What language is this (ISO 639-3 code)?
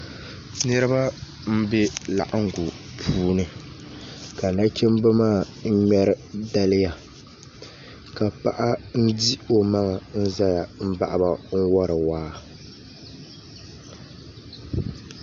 dag